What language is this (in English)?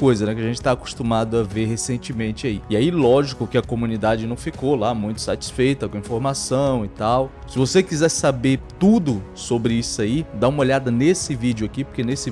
Portuguese